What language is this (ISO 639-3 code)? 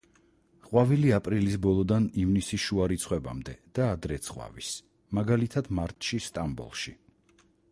kat